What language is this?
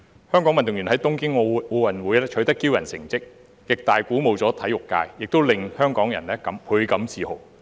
Cantonese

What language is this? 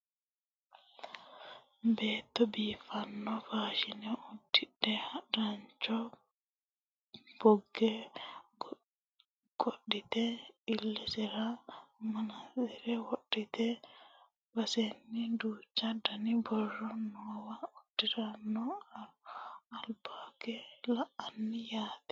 Sidamo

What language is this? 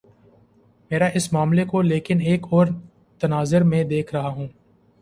Urdu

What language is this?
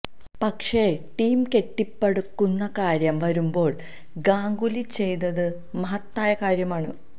Malayalam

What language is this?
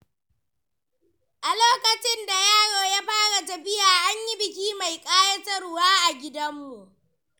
Hausa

